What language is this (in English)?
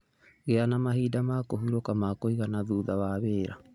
Kikuyu